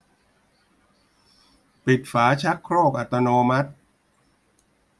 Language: Thai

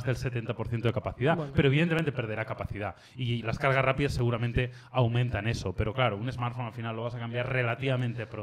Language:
Spanish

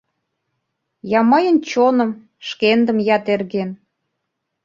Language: Mari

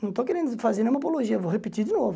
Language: Portuguese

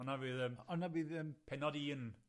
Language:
Welsh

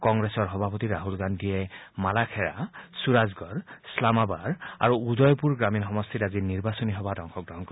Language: Assamese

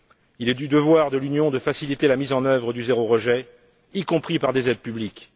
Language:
French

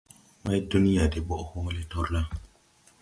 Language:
Tupuri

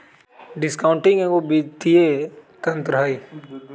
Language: Magahi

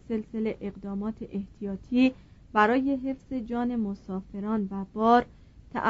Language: Persian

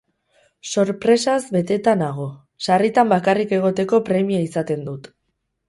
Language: Basque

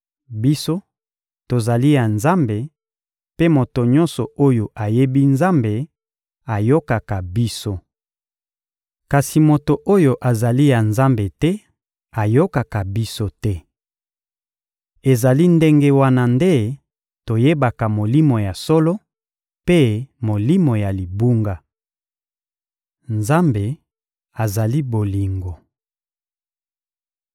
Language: Lingala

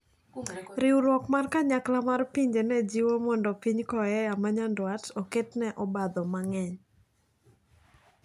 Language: Luo (Kenya and Tanzania)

